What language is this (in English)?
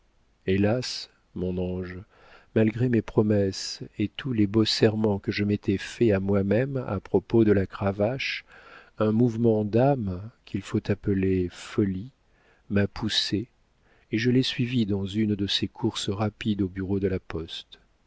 French